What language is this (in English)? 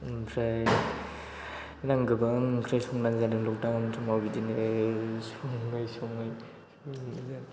Bodo